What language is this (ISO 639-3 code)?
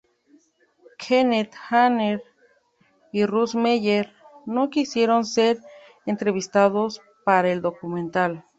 spa